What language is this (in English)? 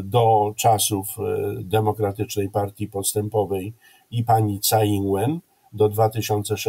Polish